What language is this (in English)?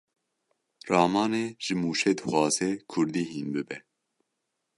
Kurdish